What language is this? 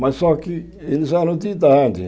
Portuguese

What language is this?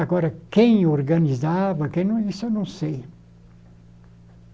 Portuguese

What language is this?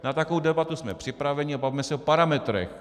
Czech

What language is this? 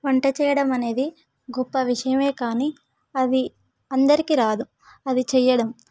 Telugu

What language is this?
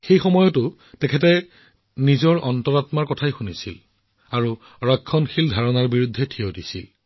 Assamese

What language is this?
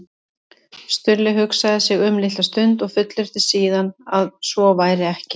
Icelandic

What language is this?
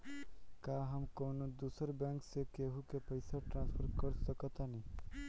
Bhojpuri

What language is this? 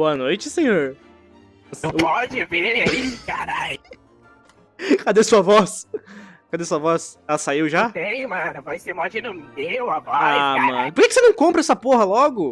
Portuguese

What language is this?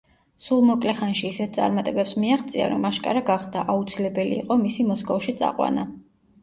Georgian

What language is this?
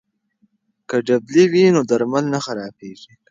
Pashto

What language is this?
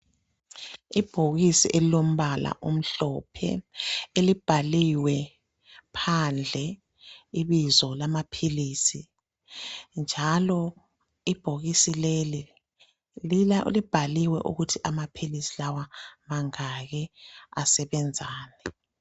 North Ndebele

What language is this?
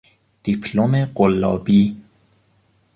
Persian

